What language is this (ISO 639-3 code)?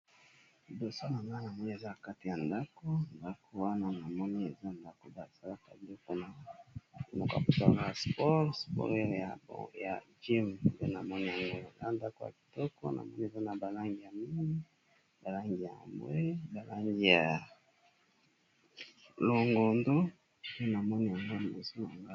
lin